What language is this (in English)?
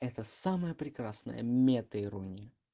Russian